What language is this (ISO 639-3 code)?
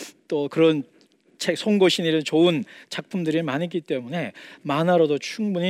kor